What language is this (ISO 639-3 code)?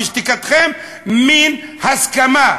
heb